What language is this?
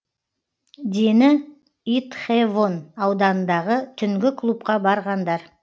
Kazakh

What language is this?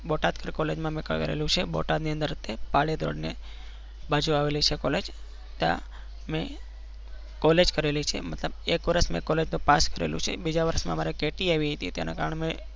Gujarati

